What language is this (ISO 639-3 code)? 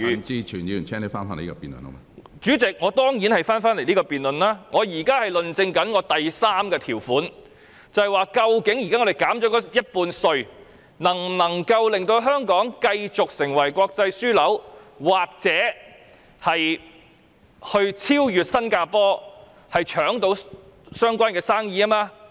yue